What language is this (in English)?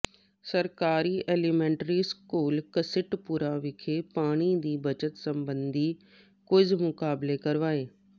Punjabi